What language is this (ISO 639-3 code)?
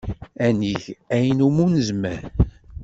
kab